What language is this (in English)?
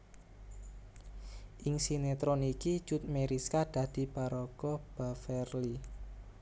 Javanese